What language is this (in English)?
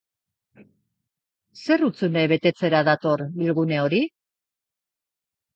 Basque